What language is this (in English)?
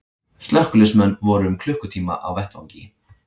Icelandic